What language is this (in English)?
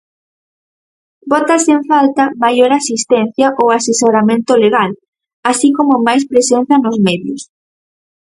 Galician